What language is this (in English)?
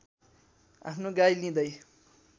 Nepali